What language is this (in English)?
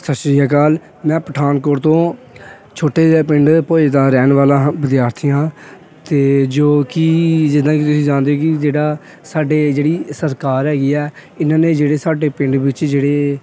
Punjabi